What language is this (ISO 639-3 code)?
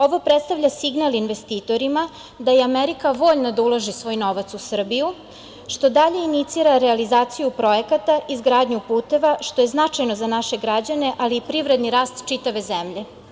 srp